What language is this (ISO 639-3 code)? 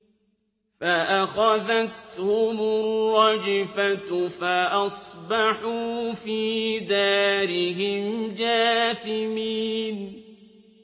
ara